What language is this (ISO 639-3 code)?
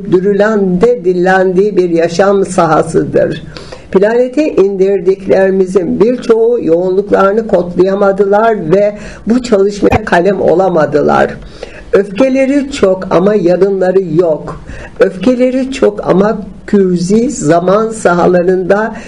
tur